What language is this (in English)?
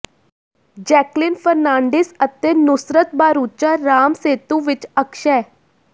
Punjabi